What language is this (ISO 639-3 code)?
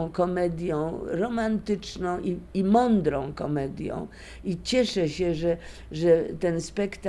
pol